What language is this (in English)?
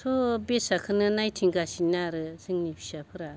Bodo